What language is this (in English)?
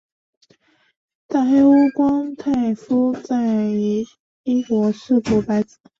Chinese